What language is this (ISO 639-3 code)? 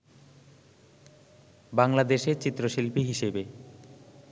ben